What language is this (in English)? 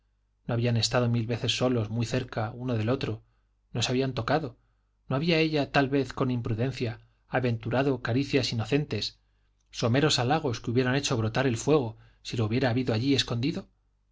Spanish